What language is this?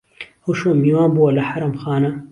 Central Kurdish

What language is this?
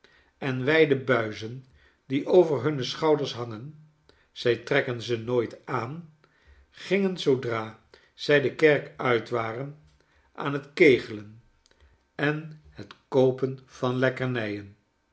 Dutch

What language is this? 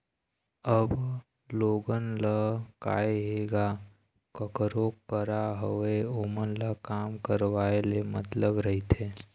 Chhattisgarhi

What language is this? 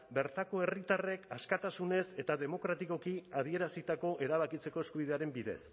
Basque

